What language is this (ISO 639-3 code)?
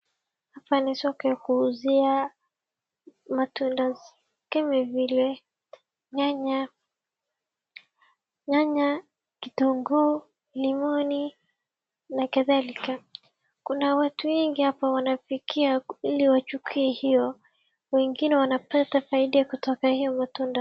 swa